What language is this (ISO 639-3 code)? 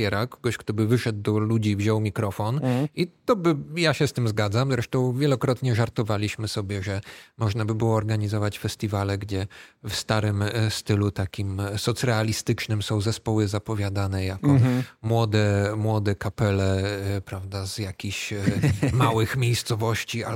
pol